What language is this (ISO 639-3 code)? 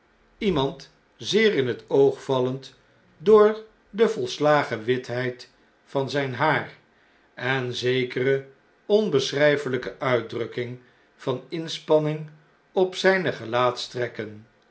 nld